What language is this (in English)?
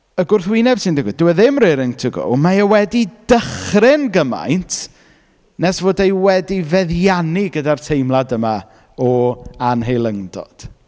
Welsh